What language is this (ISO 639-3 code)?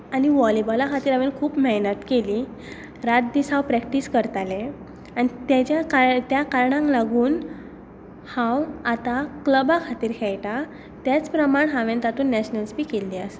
kok